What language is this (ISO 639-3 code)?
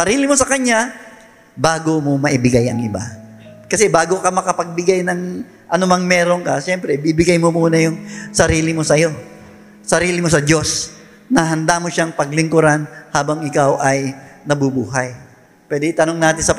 fil